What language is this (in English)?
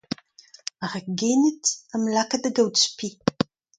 Breton